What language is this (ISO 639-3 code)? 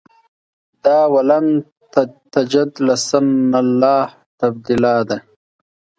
pus